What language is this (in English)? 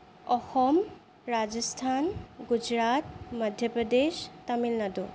Assamese